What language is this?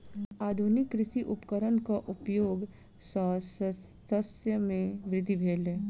Maithili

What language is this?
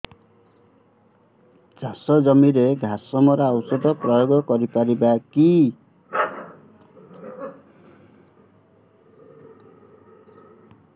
Odia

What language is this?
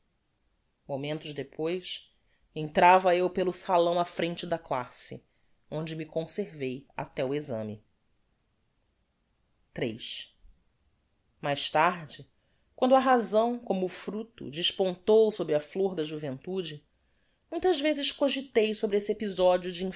Portuguese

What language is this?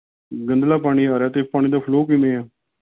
Punjabi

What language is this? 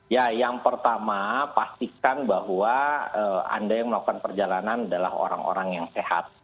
Indonesian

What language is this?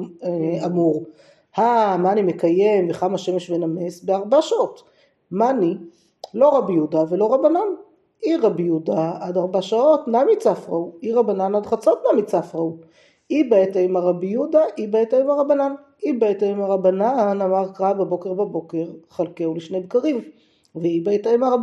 Hebrew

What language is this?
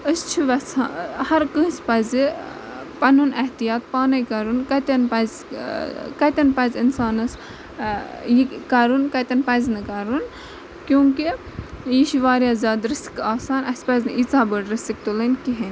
Kashmiri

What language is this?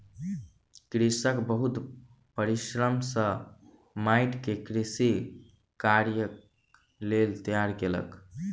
Maithili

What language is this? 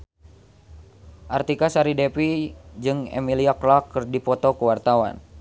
Sundanese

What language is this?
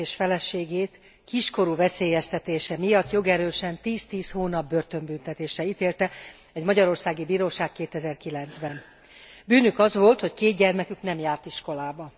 Hungarian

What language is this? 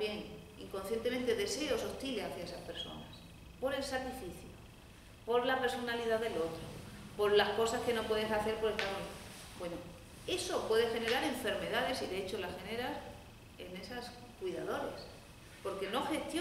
Spanish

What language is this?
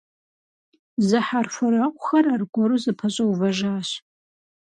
Kabardian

